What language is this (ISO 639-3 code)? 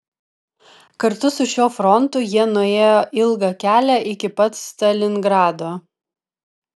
lit